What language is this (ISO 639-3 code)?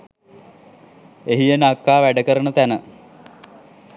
sin